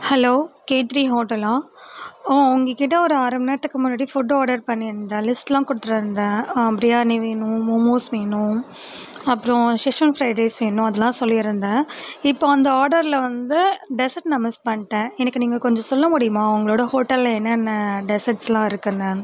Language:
Tamil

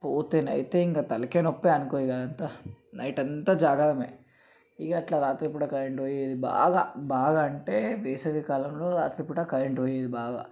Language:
Telugu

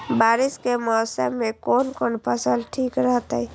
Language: Maithili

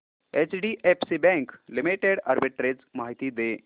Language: Marathi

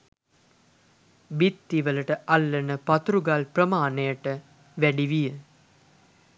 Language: Sinhala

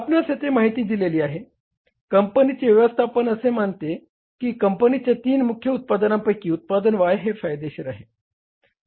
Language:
Marathi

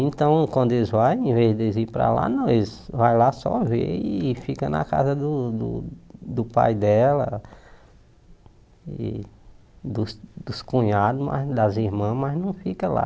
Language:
Portuguese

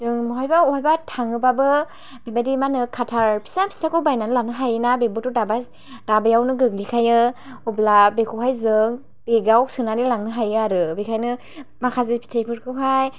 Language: Bodo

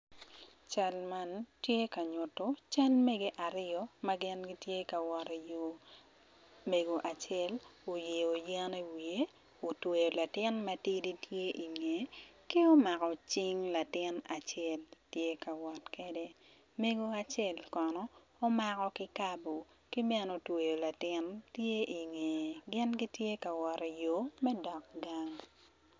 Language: Acoli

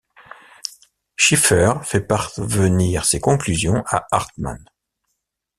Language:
French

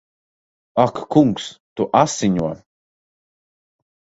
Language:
Latvian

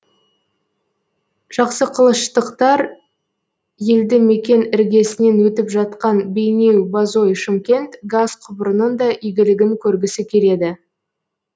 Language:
Kazakh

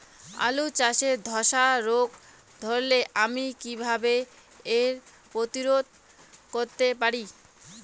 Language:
Bangla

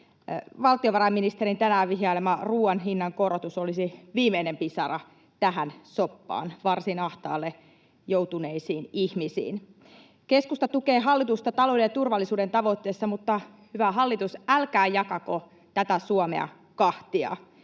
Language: Finnish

